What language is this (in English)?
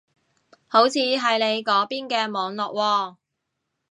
Cantonese